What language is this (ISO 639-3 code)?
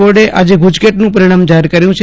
guj